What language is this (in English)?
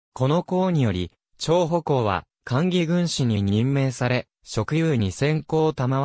Japanese